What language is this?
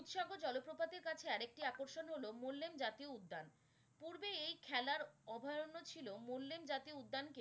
Bangla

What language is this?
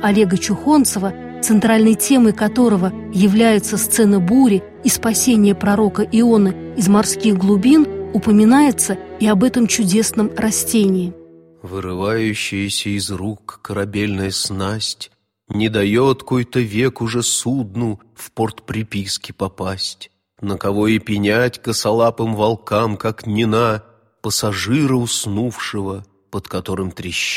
Russian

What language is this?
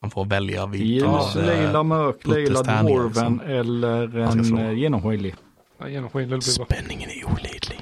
Swedish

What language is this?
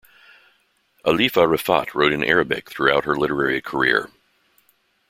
English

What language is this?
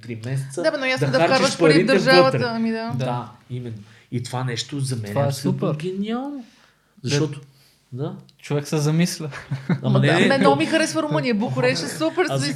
Bulgarian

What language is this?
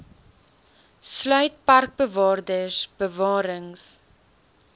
Afrikaans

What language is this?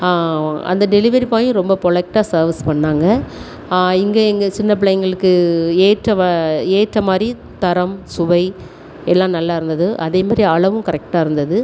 Tamil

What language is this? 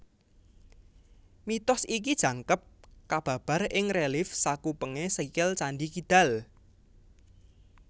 Javanese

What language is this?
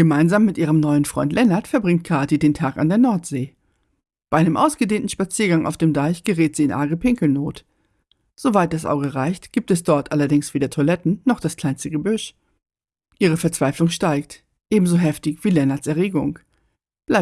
German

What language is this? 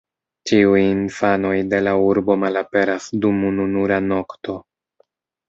Esperanto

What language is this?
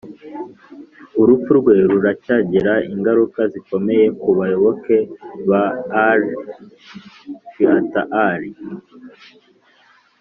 Kinyarwanda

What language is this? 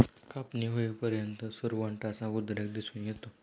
Marathi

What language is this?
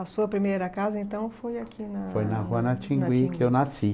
Portuguese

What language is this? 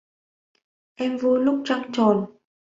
Vietnamese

